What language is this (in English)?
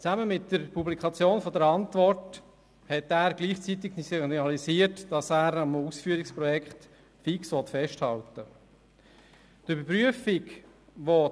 Swiss German